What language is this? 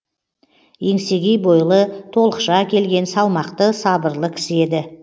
Kazakh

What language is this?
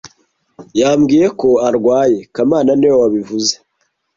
Kinyarwanda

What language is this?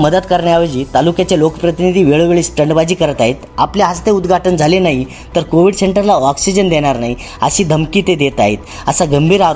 Marathi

